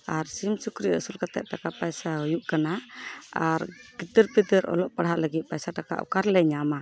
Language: Santali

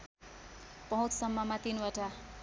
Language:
Nepali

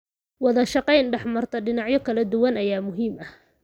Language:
Somali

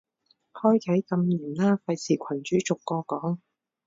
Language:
Cantonese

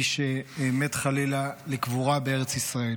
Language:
Hebrew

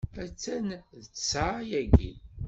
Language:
Kabyle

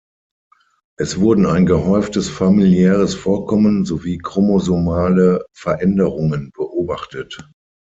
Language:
German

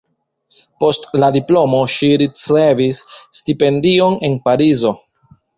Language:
Esperanto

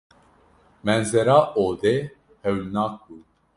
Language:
Kurdish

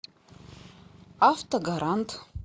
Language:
Russian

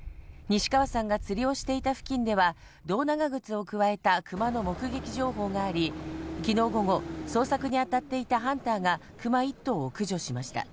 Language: Japanese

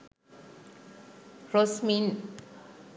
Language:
Sinhala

